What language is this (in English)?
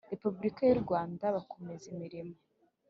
Kinyarwanda